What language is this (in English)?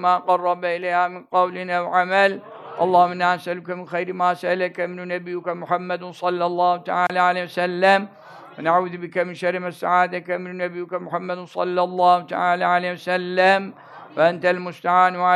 Turkish